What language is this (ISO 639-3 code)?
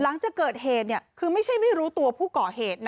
tha